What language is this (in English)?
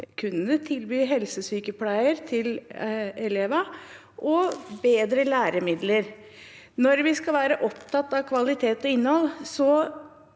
Norwegian